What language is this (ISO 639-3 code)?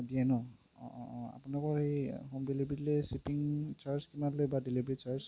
asm